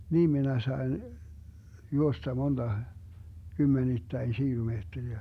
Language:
Finnish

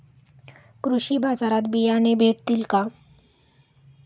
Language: Marathi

